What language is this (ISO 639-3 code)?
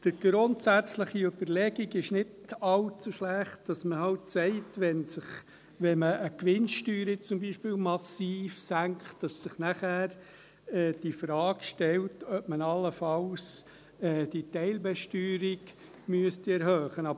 gsw